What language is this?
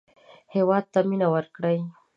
Pashto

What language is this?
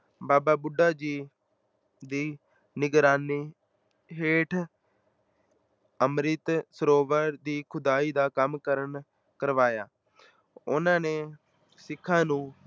Punjabi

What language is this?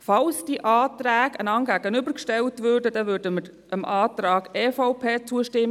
Swiss German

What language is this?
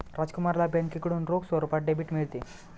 Marathi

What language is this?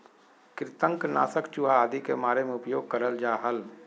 Magahi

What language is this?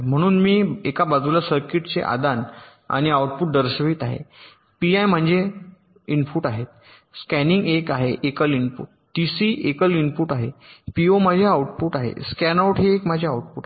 Marathi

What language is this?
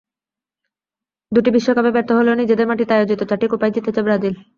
Bangla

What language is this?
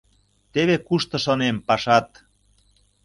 Mari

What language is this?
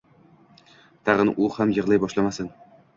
Uzbek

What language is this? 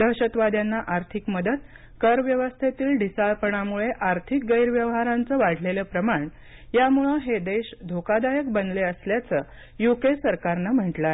Marathi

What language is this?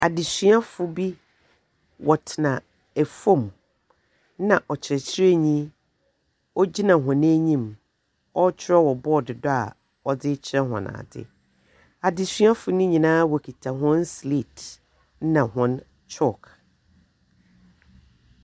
Akan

